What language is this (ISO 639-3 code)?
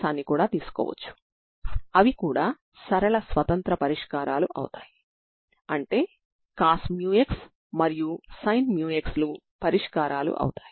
tel